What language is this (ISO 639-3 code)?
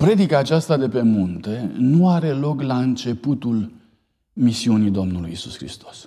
ron